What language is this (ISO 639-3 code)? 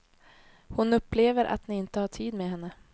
swe